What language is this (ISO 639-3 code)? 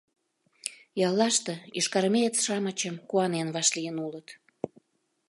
chm